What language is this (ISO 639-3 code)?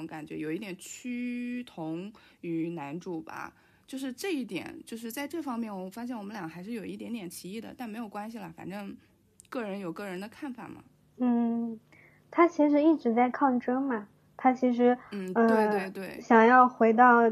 zho